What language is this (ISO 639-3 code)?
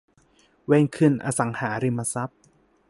tha